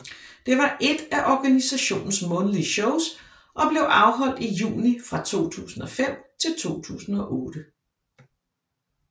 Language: Danish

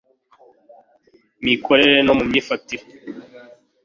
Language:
Kinyarwanda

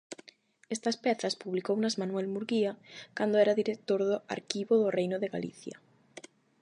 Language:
Galician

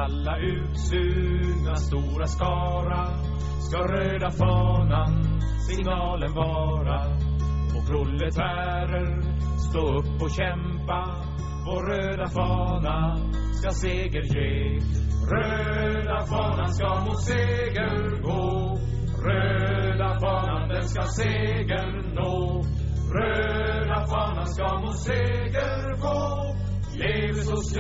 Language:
Swedish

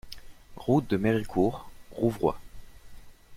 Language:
French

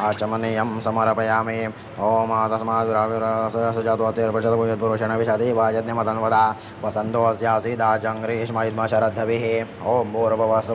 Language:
Arabic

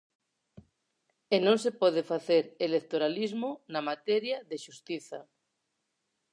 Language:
Galician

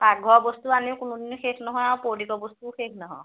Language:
Assamese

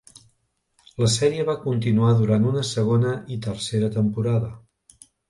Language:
Catalan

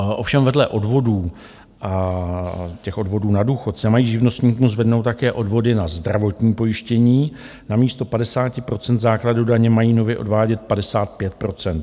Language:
Czech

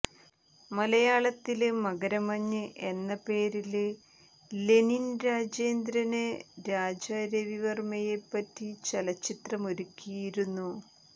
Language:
Malayalam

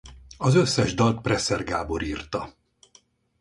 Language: Hungarian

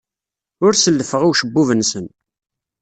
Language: Kabyle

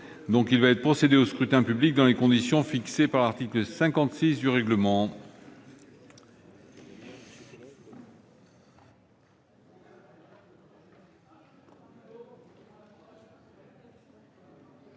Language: French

